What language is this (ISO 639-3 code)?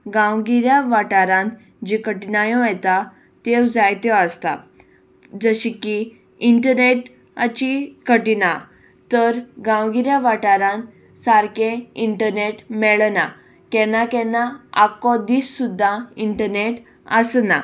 kok